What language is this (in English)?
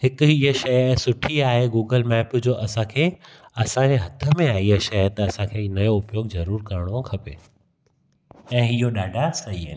Sindhi